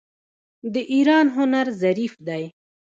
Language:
Pashto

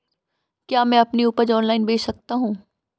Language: Hindi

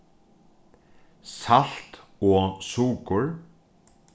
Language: Faroese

